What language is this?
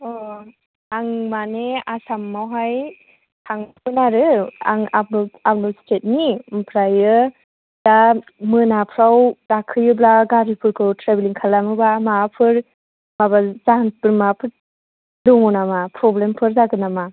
Bodo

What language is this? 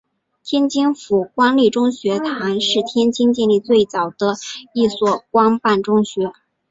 Chinese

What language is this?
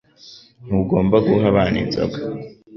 Kinyarwanda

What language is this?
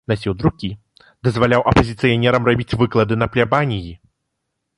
Belarusian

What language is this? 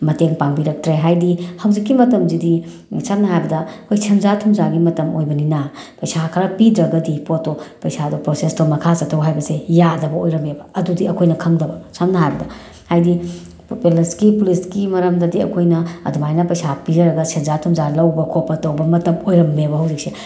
Manipuri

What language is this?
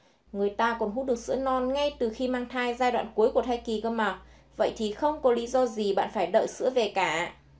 Vietnamese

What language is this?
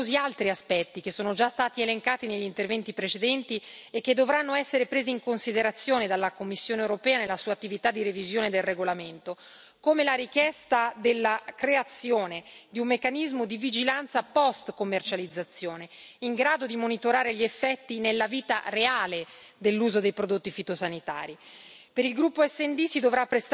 Italian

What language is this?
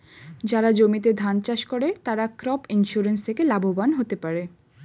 Bangla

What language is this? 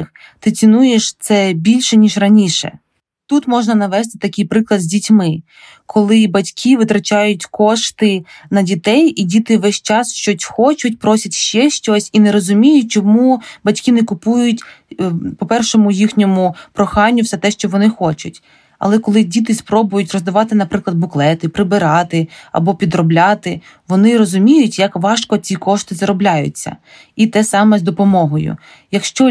Ukrainian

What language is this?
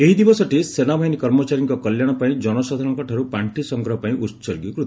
Odia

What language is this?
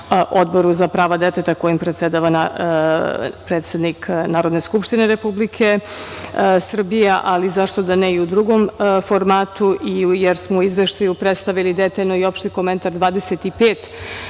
Serbian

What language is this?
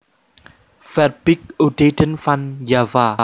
Javanese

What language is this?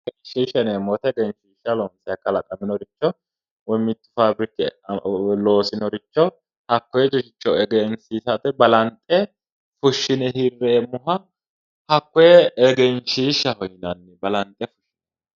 Sidamo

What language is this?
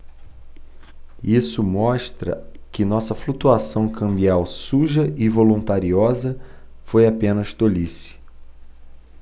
Portuguese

